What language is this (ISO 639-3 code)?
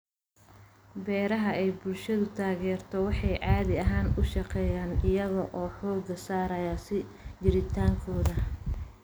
som